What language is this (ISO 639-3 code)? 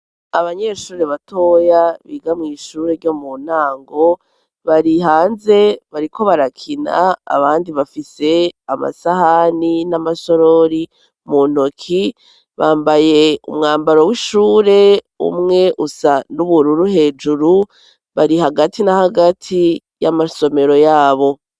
run